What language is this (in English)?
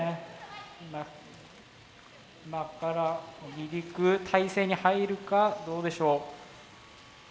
Japanese